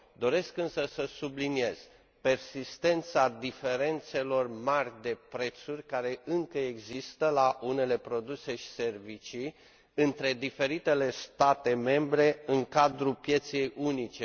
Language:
Romanian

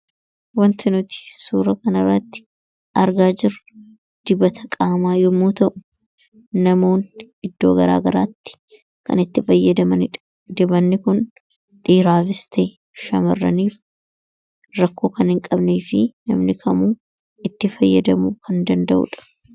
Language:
Oromo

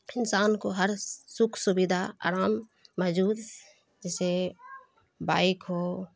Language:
Urdu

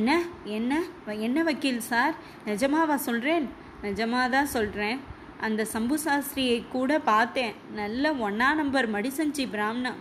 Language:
Tamil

